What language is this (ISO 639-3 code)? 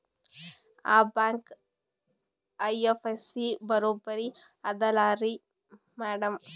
kan